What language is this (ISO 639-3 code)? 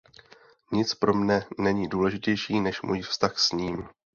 ces